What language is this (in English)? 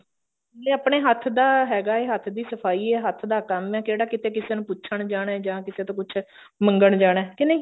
Punjabi